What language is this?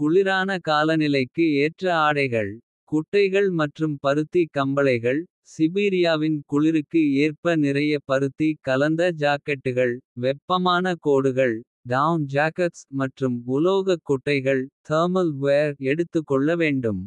Kota (India)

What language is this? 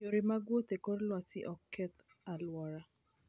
Luo (Kenya and Tanzania)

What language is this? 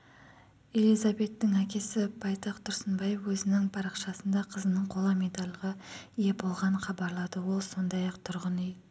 Kazakh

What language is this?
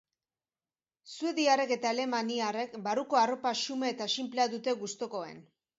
Basque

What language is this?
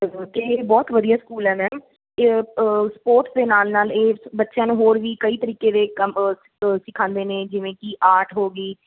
Punjabi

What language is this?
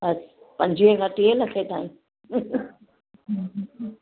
Sindhi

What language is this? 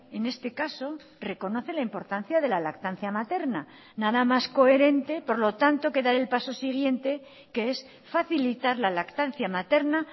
Spanish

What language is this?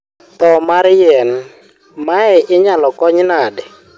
Luo (Kenya and Tanzania)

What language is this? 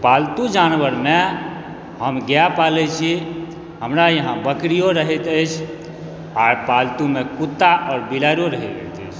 Maithili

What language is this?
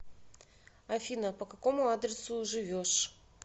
Russian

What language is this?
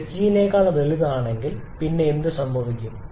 Malayalam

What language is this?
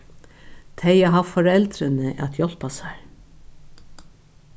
Faroese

